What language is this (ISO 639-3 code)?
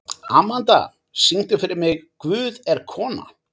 isl